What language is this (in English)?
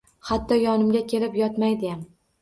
Uzbek